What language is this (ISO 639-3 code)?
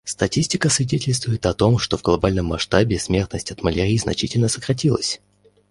rus